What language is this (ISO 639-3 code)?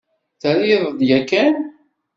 kab